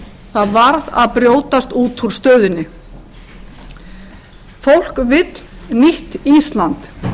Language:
Icelandic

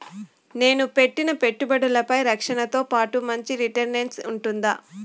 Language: Telugu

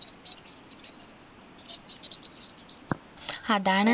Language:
Malayalam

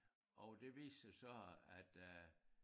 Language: Danish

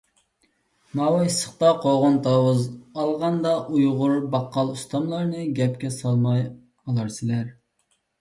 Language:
Uyghur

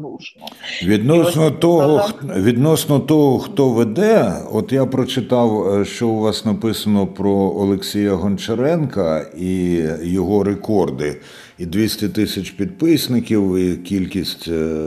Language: Ukrainian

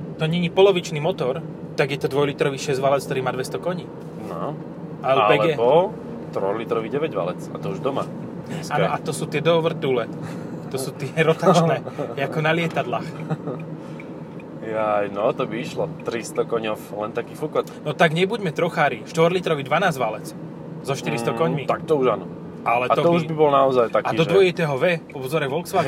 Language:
Slovak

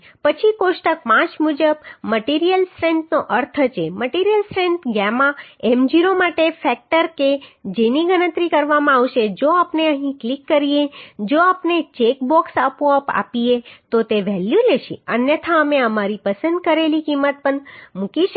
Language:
Gujarati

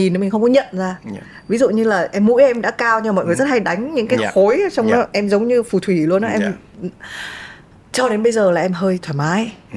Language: Vietnamese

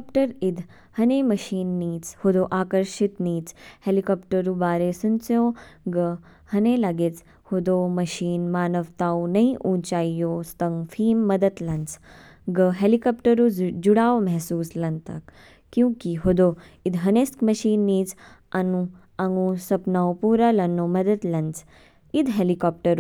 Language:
Kinnauri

